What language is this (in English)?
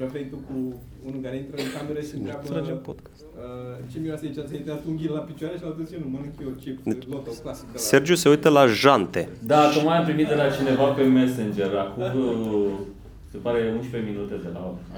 Romanian